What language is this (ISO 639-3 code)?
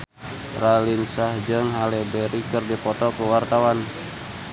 sun